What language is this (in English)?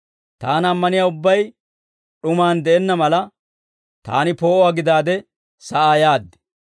Dawro